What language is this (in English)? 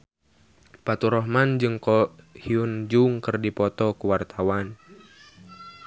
Sundanese